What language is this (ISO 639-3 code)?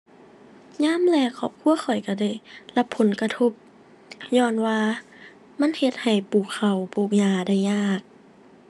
tha